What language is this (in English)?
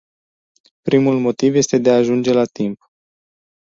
Romanian